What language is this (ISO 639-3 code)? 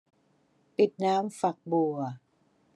tha